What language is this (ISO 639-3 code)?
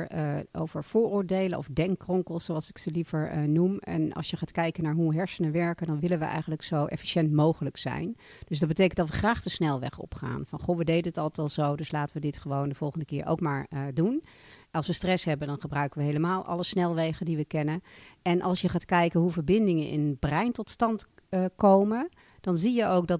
nld